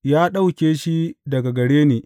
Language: Hausa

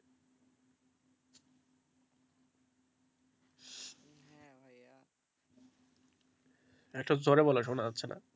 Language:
Bangla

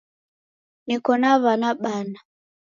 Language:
Taita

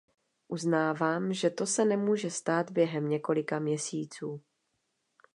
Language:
Czech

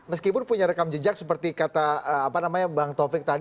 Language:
Indonesian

